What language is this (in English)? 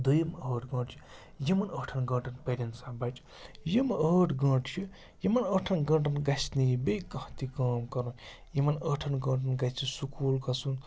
Kashmiri